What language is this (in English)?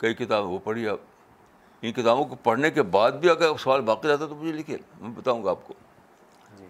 Urdu